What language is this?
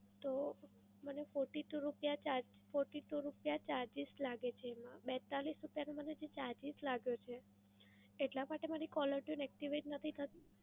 Gujarati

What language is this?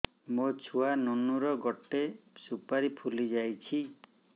Odia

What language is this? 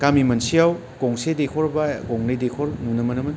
Bodo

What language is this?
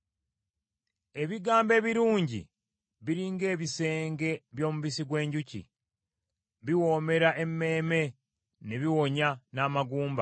Ganda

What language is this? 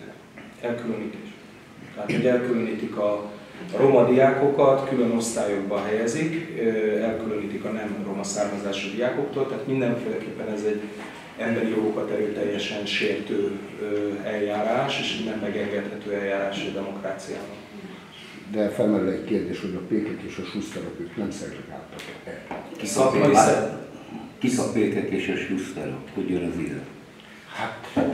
Hungarian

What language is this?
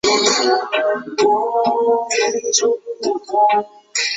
Chinese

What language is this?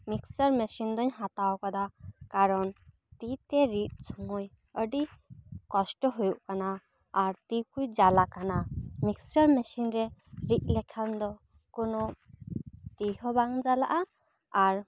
Santali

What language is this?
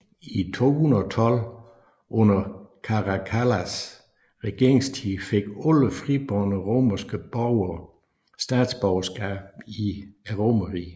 Danish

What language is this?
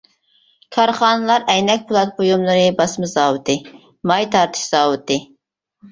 Uyghur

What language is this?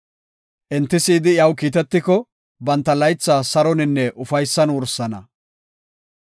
Gofa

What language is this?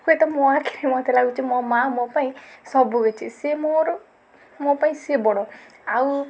Odia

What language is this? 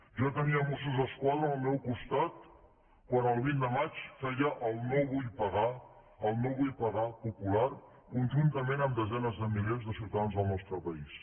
Catalan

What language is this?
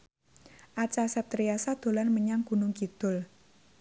Javanese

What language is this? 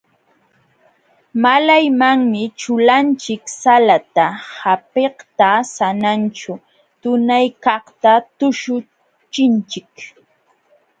Jauja Wanca Quechua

